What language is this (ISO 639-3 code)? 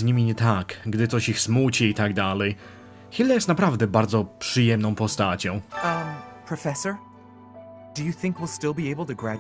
pol